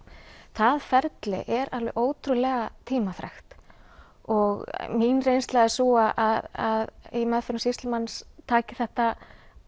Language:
Icelandic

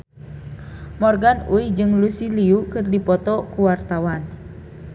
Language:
Sundanese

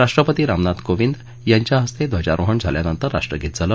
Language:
Marathi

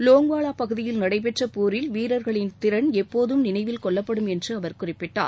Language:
Tamil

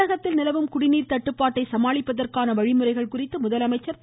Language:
Tamil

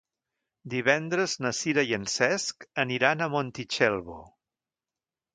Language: Catalan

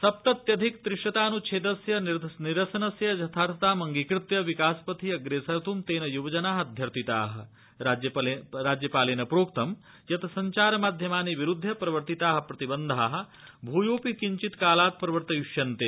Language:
Sanskrit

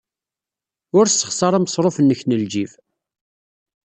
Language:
Kabyle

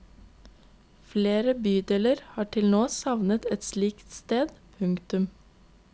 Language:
Norwegian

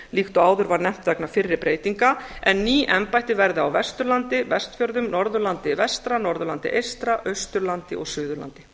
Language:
Icelandic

